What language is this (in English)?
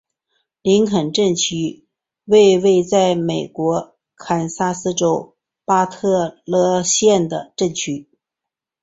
Chinese